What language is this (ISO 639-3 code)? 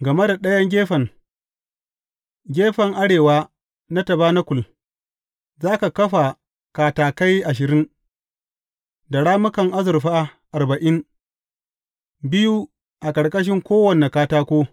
hau